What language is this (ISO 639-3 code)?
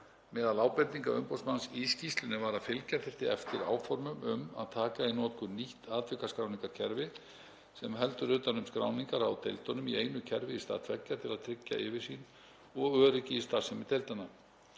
isl